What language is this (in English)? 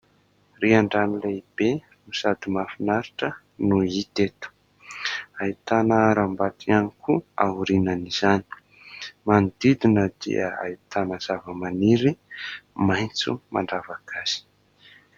Malagasy